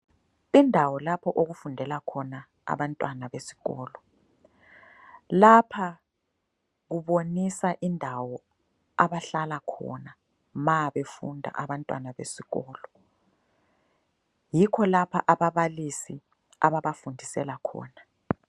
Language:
North Ndebele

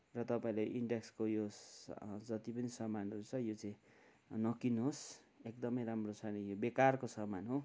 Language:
Nepali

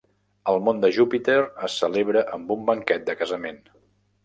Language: Catalan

